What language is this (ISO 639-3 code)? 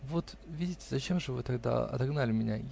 rus